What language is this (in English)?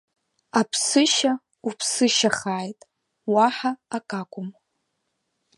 Abkhazian